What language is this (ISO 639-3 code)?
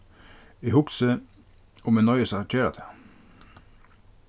fao